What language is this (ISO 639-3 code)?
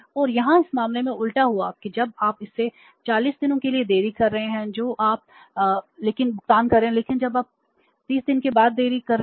hin